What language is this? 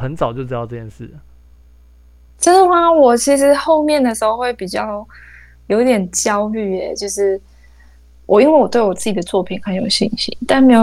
Chinese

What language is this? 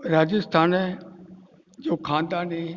Sindhi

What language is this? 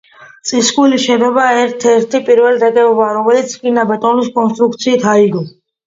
Georgian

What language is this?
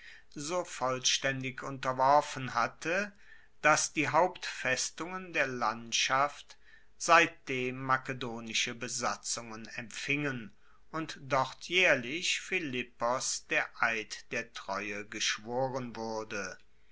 German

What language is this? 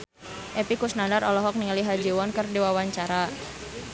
Sundanese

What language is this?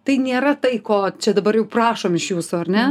Lithuanian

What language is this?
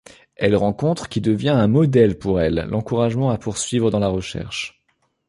French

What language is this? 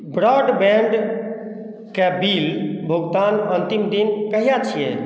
Maithili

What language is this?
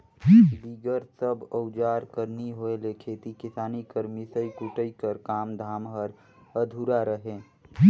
Chhattisgarhi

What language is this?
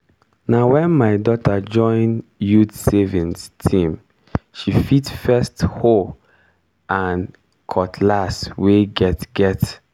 Nigerian Pidgin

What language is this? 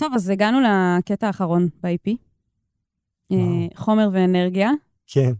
Hebrew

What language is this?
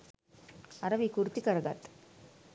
Sinhala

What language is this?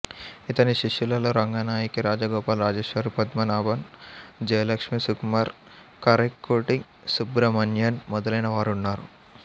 Telugu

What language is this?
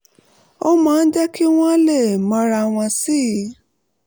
Yoruba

